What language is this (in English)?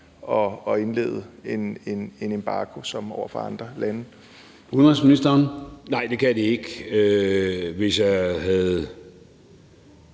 Danish